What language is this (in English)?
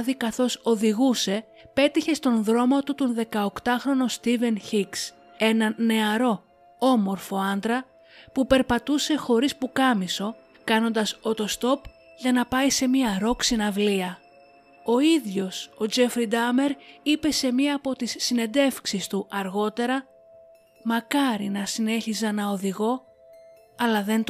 Greek